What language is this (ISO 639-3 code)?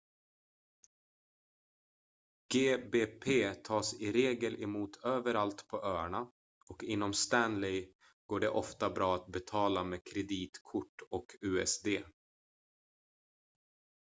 swe